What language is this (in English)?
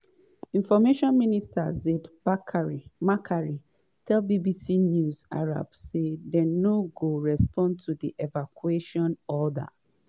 Nigerian Pidgin